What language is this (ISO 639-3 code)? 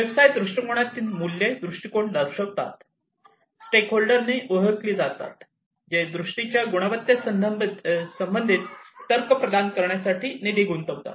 mar